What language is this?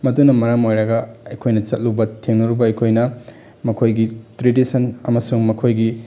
Manipuri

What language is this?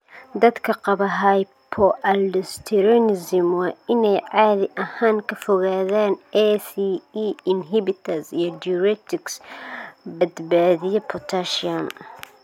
Somali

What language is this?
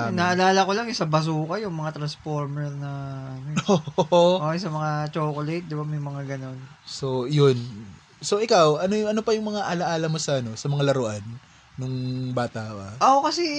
Filipino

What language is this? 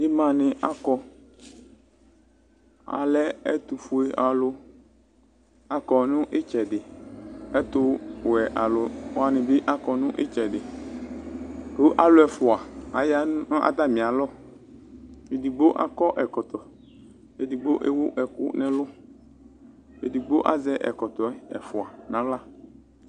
Ikposo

